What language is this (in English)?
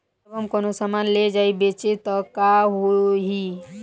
Bhojpuri